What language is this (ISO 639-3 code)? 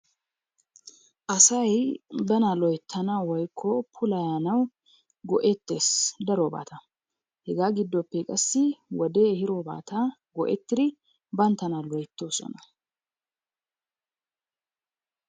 wal